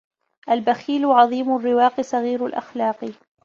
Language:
Arabic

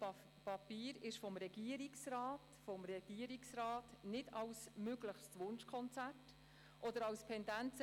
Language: Swiss German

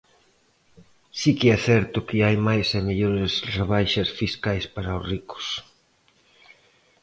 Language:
Galician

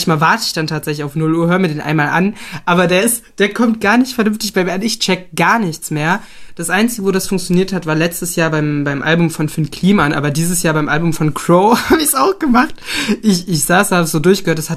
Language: German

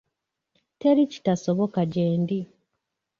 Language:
Ganda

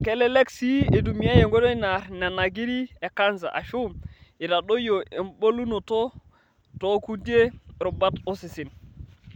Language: Masai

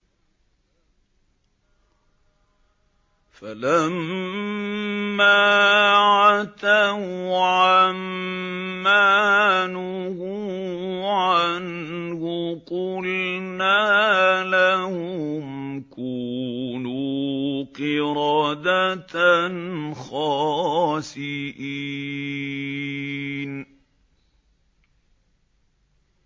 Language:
Arabic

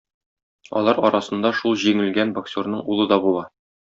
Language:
Tatar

